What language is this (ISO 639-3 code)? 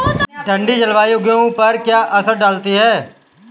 hin